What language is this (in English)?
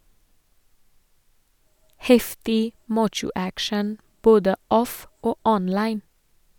Norwegian